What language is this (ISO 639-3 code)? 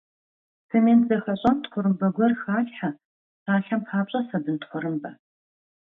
kbd